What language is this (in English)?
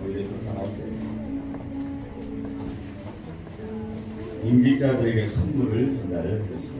Korean